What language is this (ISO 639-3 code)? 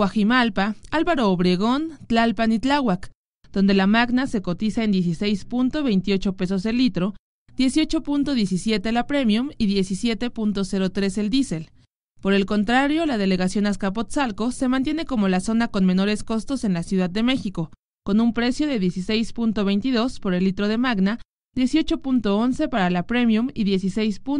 spa